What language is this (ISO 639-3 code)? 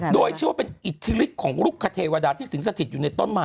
tha